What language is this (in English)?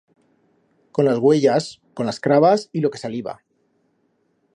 Aragonese